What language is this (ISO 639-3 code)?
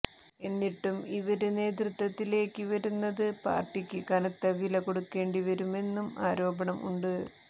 mal